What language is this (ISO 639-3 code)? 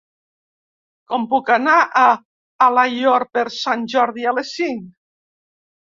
cat